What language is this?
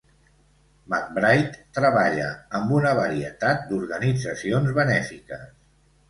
Catalan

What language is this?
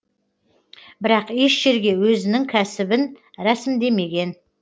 Kazakh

